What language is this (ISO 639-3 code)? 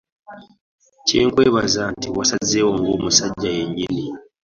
lug